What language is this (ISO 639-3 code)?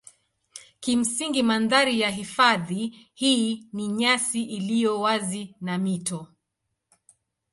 swa